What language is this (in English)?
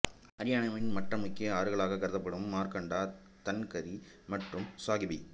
Tamil